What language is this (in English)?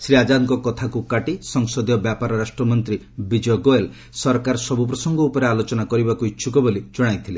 Odia